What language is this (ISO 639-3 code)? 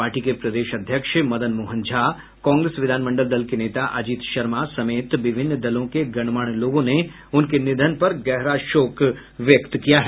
hin